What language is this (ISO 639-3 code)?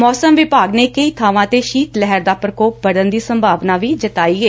pan